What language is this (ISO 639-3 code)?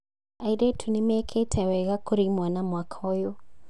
kik